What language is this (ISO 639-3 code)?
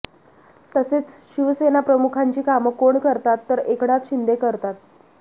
mar